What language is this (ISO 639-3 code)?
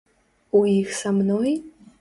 bel